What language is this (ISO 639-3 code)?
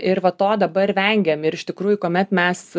lit